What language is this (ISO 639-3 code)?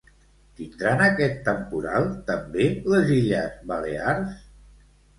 cat